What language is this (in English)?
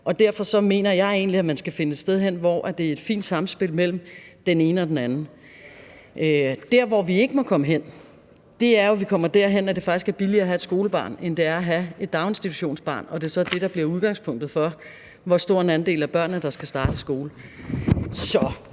Danish